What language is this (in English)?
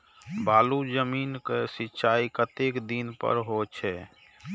Maithili